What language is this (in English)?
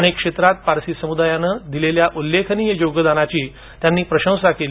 Marathi